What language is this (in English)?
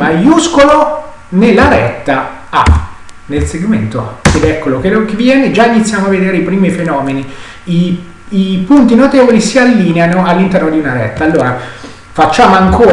Italian